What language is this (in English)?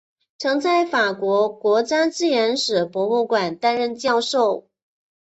Chinese